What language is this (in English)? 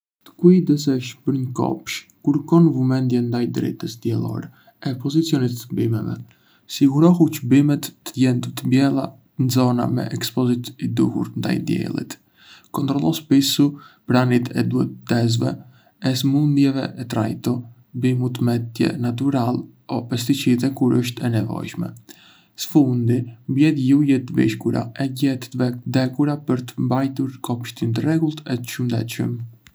Arbëreshë Albanian